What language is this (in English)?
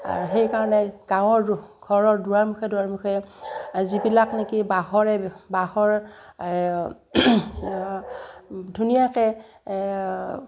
Assamese